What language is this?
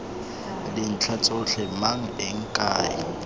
Tswana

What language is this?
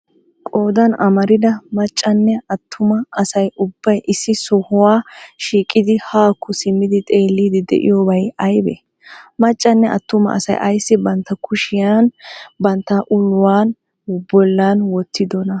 Wolaytta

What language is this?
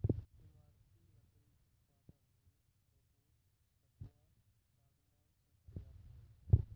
Maithili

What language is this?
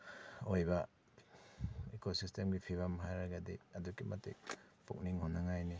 Manipuri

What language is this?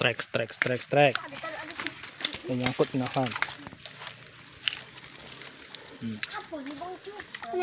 Indonesian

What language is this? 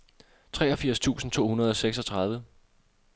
Danish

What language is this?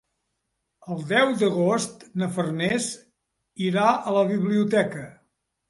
Catalan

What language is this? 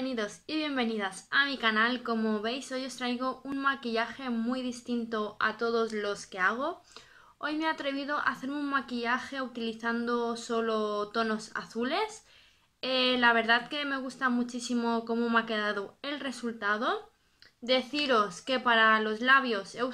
Spanish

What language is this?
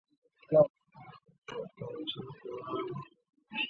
Chinese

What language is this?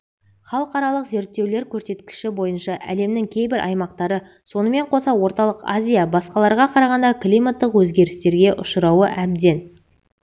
Kazakh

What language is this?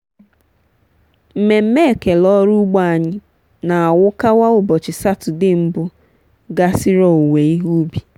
Igbo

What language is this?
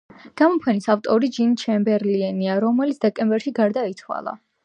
Georgian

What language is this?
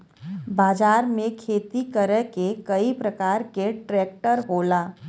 Bhojpuri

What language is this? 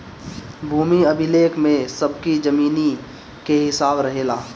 Bhojpuri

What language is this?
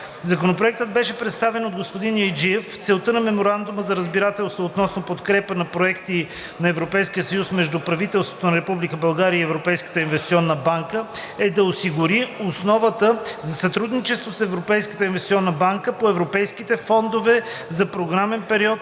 Bulgarian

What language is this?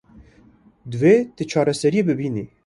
Kurdish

